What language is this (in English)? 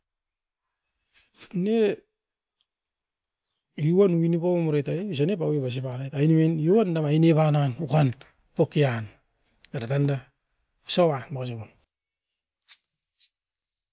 Askopan